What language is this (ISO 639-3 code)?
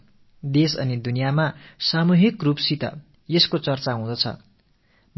tam